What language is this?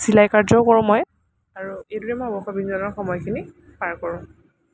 Assamese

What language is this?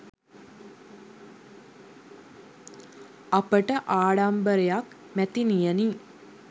Sinhala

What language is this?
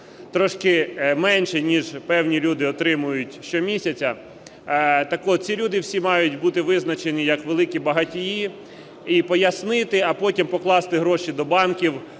Ukrainian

